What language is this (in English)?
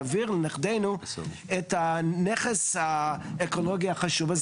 Hebrew